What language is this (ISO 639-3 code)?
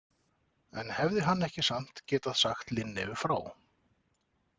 isl